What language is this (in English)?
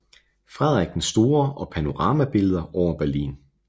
Danish